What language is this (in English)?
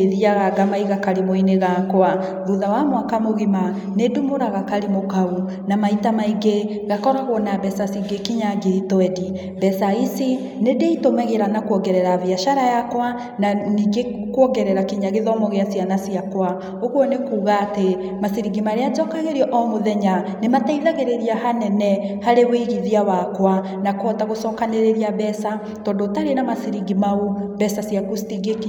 Kikuyu